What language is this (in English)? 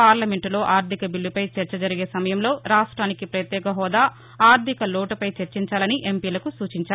Telugu